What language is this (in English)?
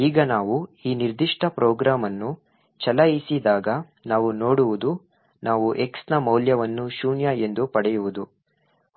Kannada